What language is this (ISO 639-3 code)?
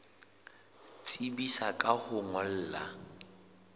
sot